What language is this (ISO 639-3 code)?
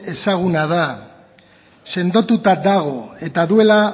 eus